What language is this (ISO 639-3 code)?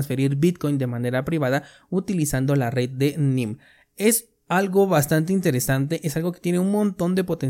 spa